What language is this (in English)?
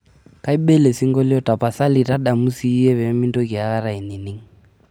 Masai